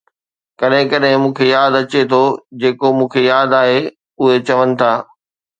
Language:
Sindhi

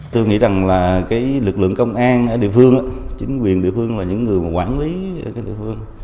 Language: Vietnamese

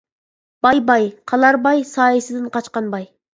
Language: Uyghur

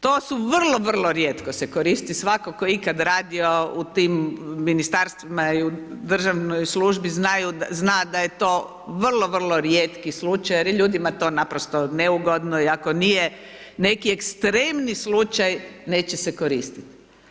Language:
Croatian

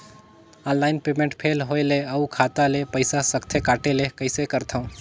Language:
Chhattisgarhi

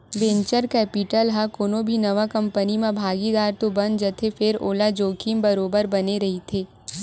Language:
Chhattisgarhi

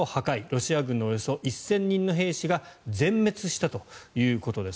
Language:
Japanese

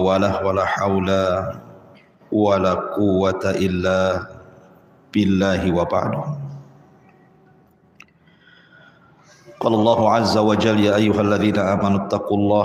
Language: Indonesian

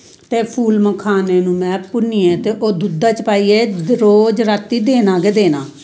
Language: Dogri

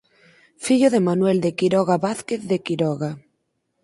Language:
Galician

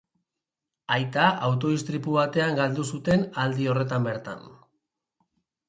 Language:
Basque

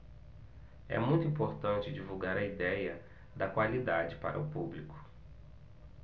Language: Portuguese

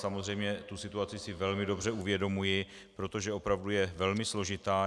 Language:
Czech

